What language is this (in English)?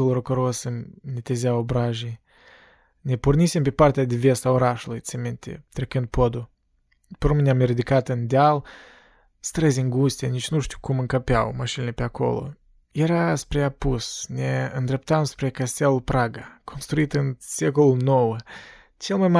Romanian